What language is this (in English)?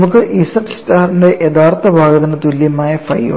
Malayalam